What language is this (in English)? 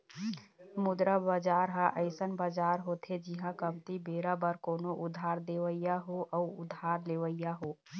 Chhattisgarhi